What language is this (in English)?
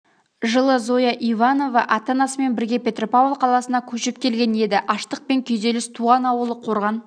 Kazakh